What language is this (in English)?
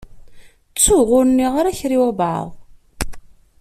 Kabyle